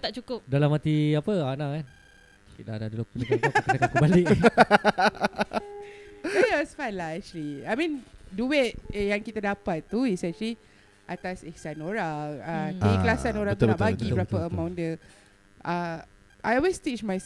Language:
Malay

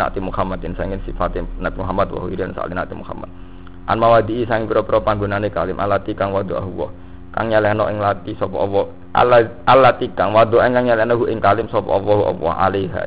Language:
Indonesian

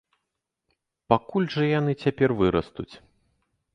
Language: Belarusian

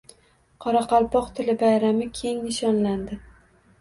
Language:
Uzbek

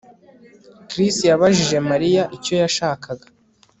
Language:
Kinyarwanda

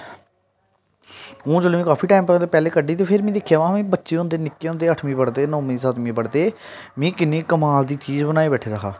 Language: Dogri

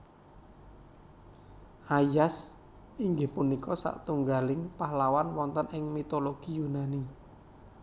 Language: Javanese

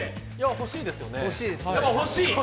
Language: Japanese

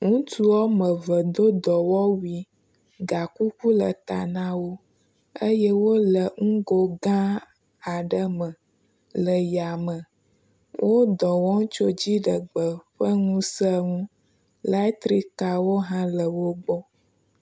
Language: Ewe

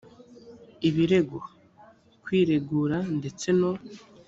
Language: Kinyarwanda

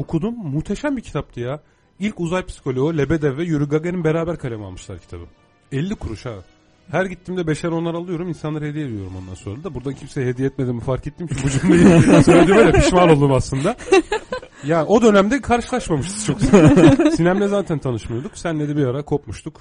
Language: Turkish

